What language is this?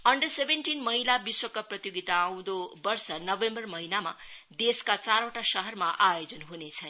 Nepali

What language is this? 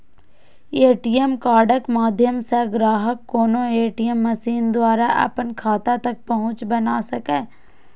Maithili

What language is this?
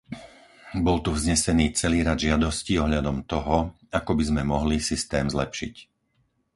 Slovak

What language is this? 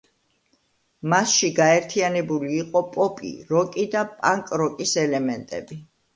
Georgian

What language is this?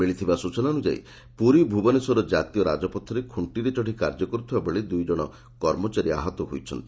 Odia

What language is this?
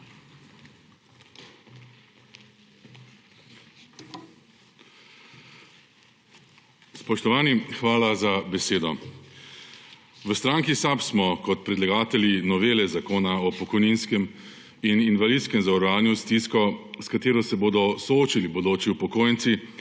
Slovenian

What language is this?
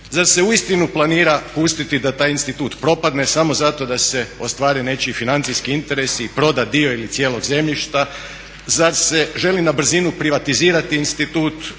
Croatian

